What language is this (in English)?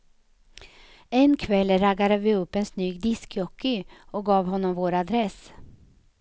Swedish